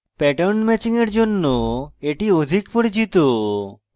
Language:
Bangla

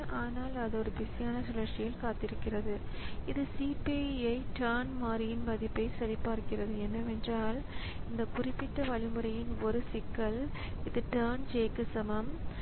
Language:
Tamil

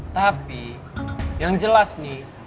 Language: Indonesian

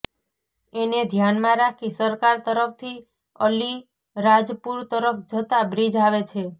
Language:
Gujarati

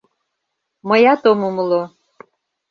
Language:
Mari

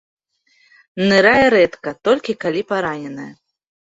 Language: Belarusian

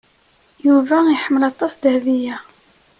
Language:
Kabyle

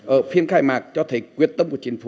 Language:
Vietnamese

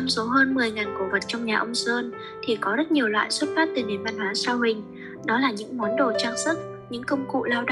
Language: Vietnamese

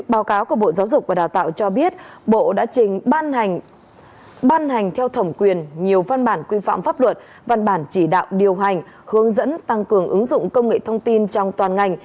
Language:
Vietnamese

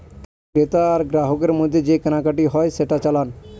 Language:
Bangla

